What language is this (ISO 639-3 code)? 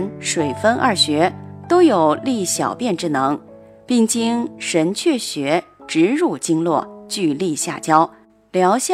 zho